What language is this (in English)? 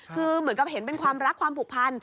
Thai